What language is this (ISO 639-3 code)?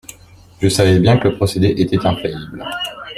fra